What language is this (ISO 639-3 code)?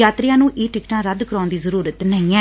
pan